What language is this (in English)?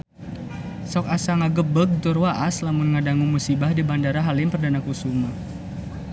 Sundanese